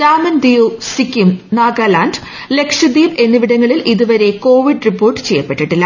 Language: Malayalam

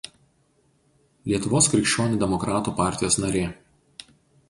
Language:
Lithuanian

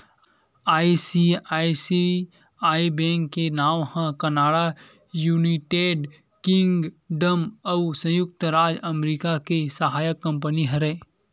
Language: Chhattisgarhi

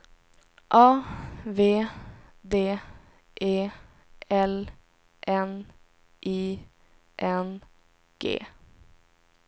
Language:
Swedish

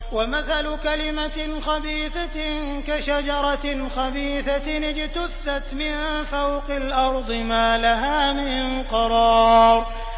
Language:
Arabic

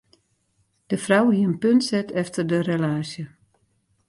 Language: Western Frisian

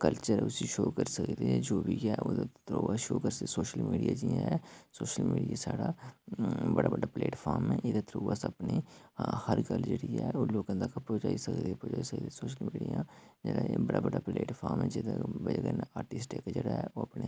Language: Dogri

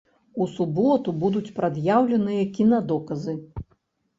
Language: Belarusian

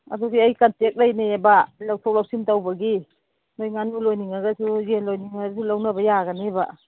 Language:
Manipuri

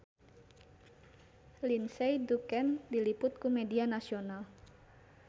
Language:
Sundanese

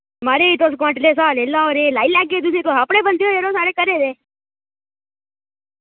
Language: Dogri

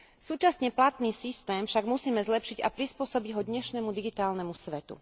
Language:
Slovak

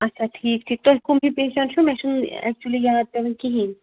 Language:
Kashmiri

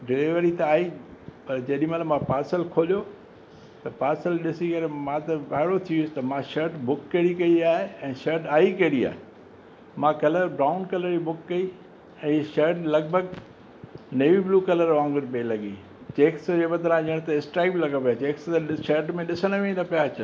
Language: Sindhi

